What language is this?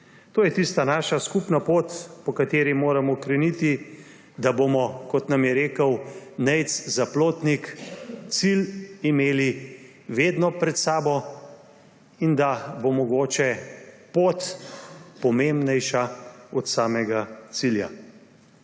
Slovenian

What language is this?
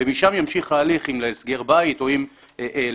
Hebrew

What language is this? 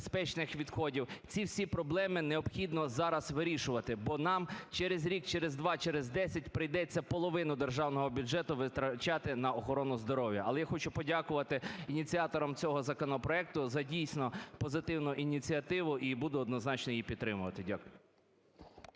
Ukrainian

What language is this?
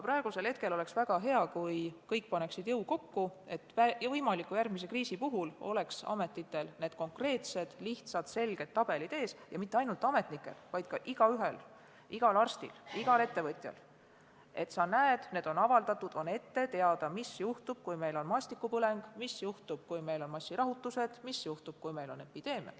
Estonian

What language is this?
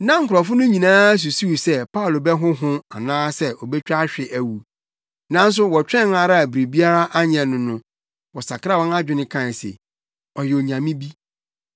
Akan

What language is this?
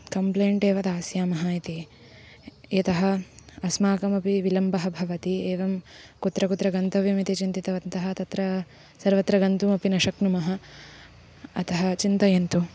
Sanskrit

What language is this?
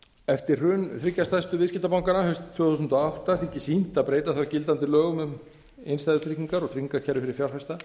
Icelandic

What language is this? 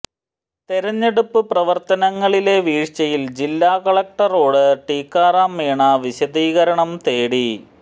Malayalam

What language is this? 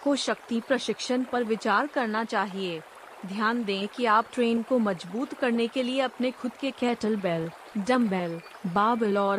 Hindi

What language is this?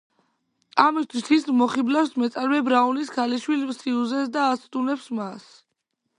Georgian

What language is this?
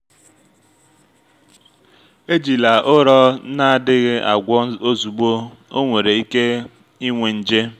Igbo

